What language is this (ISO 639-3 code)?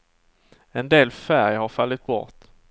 swe